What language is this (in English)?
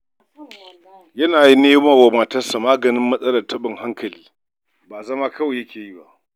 Hausa